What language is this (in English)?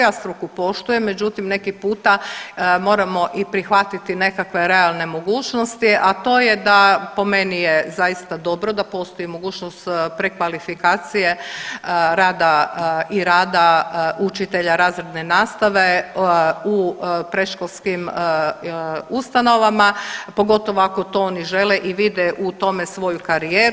Croatian